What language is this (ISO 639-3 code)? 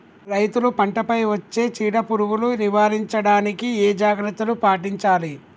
tel